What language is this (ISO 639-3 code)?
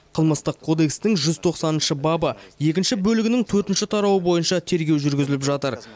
kaz